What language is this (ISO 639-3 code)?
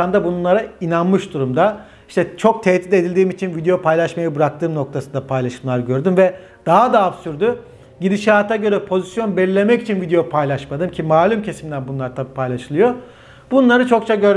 tur